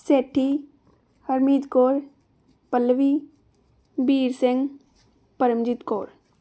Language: Punjabi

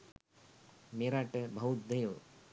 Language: Sinhala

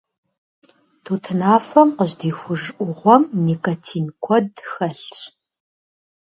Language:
Kabardian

